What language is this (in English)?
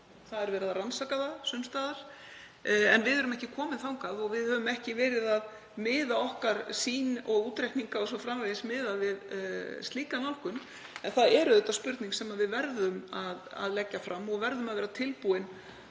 Icelandic